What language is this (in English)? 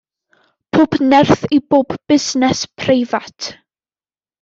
Welsh